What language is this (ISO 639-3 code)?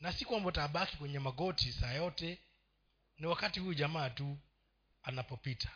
swa